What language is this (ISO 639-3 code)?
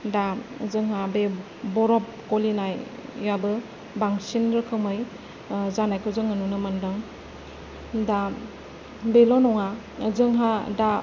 brx